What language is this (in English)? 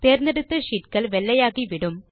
Tamil